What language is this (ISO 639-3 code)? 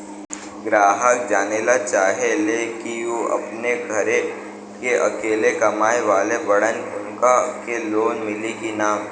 bho